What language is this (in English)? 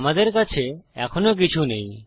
Bangla